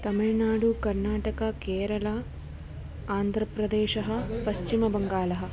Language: Sanskrit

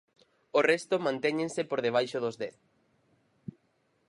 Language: Galician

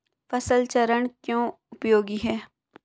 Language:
Hindi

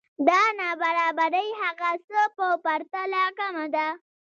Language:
Pashto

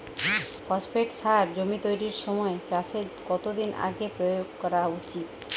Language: Bangla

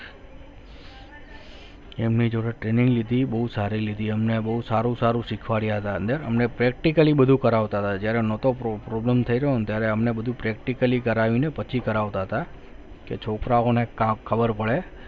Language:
Gujarati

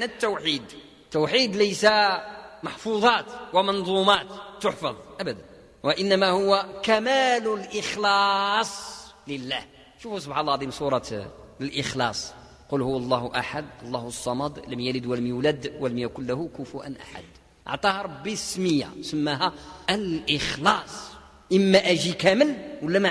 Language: Arabic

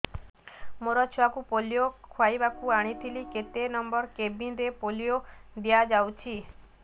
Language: Odia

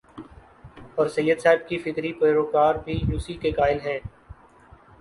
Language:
Urdu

